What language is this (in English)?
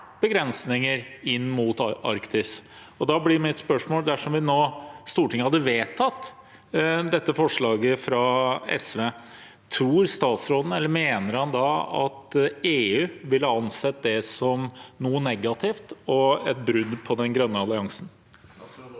Norwegian